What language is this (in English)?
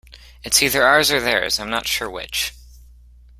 English